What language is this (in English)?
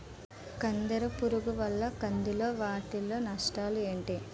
Telugu